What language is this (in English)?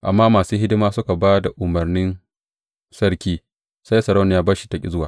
Hausa